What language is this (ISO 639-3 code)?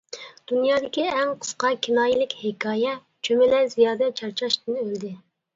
uig